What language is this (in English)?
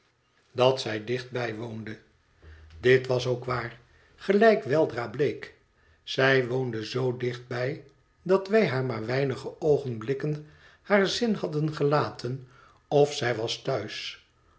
Dutch